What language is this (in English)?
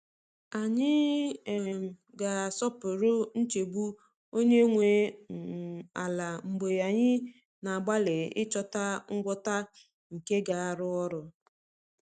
Igbo